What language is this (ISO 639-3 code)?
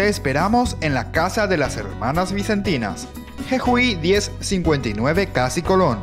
spa